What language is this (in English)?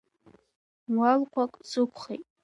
Abkhazian